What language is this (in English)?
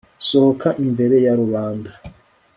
Kinyarwanda